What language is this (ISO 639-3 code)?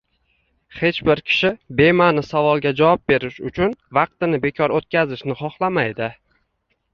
uzb